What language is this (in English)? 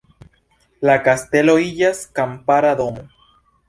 Esperanto